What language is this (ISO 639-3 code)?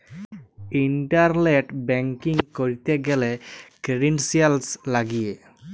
ben